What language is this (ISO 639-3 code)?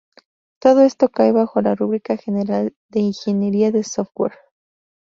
spa